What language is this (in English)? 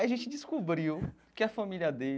Portuguese